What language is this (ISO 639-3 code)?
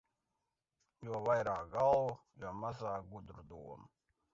lav